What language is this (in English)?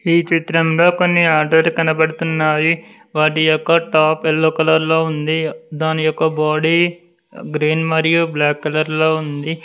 Telugu